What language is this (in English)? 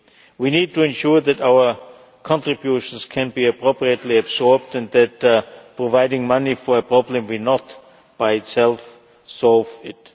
English